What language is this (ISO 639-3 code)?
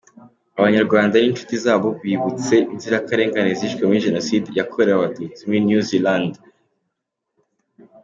kin